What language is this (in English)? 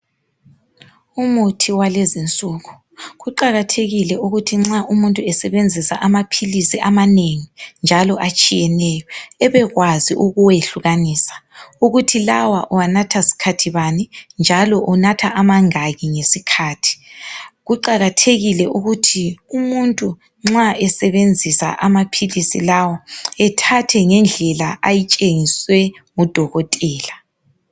North Ndebele